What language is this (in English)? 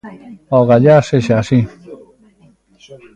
Galician